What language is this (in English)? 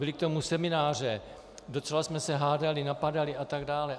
Czech